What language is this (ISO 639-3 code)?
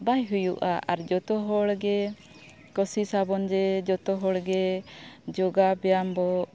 sat